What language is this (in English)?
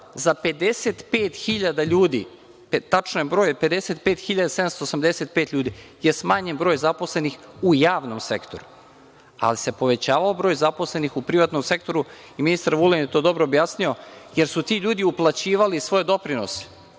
Serbian